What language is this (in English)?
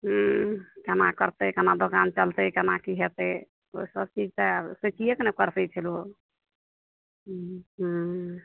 Maithili